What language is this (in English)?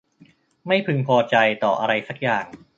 Thai